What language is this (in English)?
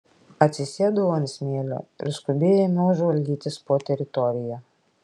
Lithuanian